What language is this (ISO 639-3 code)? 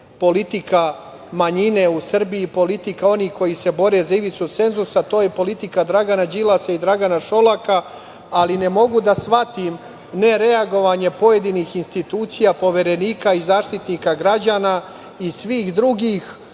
srp